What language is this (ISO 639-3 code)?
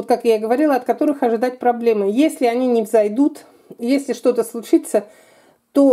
rus